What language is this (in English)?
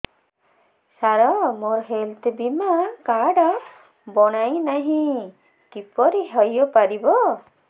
Odia